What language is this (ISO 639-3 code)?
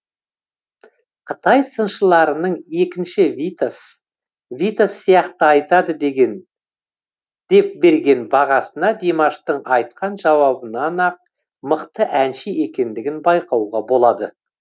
kaz